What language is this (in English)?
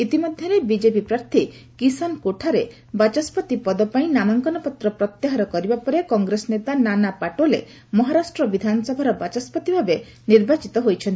Odia